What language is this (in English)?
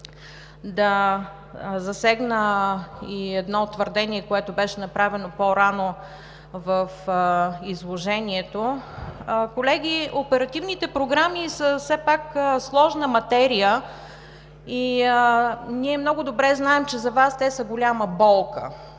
Bulgarian